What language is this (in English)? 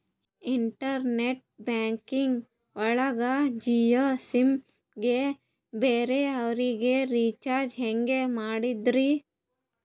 Kannada